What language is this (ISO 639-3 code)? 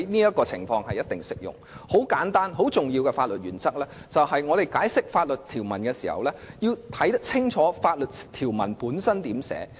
yue